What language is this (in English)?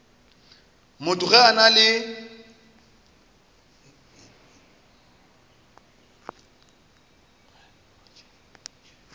Northern Sotho